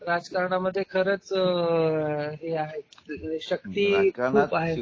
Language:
Marathi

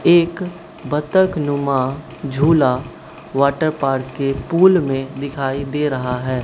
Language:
Hindi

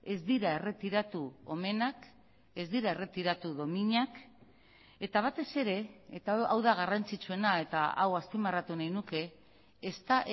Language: Basque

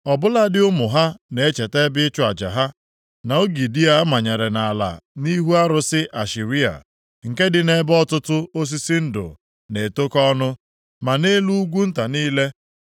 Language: Igbo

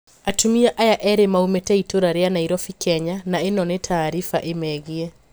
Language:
Kikuyu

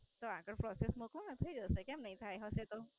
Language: Gujarati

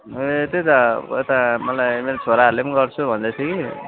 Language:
Nepali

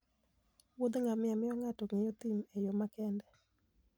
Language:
Luo (Kenya and Tanzania)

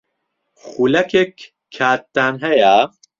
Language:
Central Kurdish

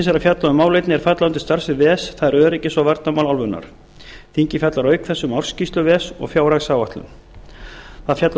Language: Icelandic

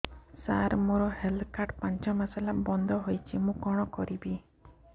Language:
Odia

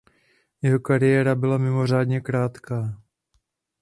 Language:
Czech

